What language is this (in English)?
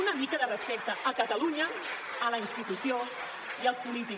Catalan